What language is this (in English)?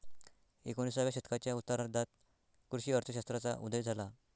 Marathi